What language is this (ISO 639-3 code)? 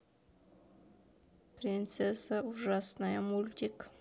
rus